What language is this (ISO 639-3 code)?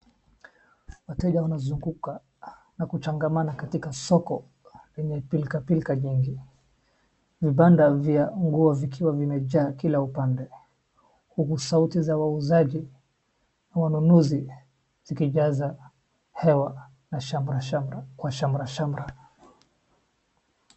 swa